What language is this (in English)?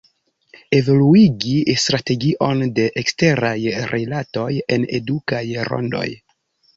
Esperanto